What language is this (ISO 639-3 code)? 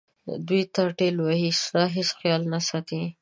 pus